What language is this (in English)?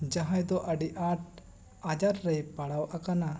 Santali